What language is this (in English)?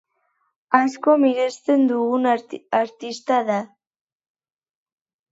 Basque